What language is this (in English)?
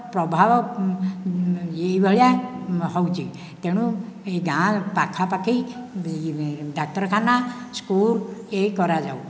Odia